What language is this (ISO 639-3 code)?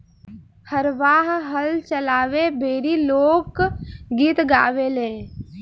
bho